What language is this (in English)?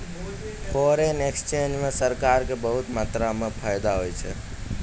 Maithili